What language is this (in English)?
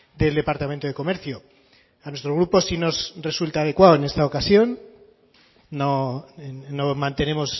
Spanish